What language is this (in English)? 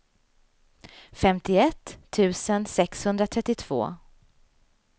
Swedish